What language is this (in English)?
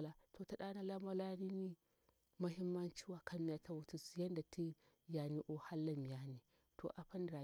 Bura-Pabir